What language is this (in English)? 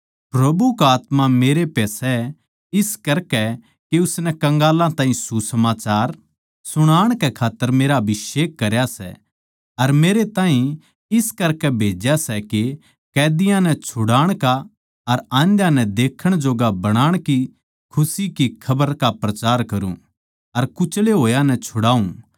Haryanvi